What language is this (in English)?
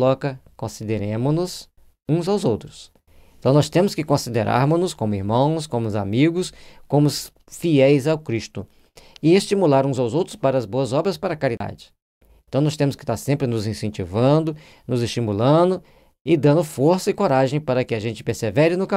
Portuguese